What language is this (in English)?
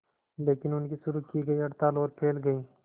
Hindi